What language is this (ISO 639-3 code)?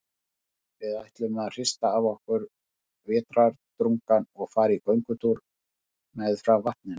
isl